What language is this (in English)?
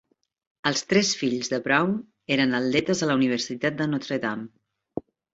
Catalan